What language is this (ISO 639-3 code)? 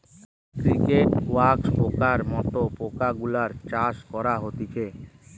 ben